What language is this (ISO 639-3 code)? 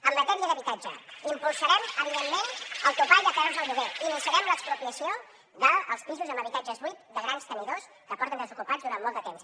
cat